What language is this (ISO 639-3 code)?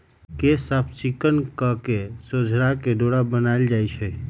mag